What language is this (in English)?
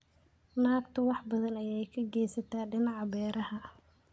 Somali